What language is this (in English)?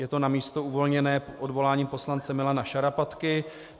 Czech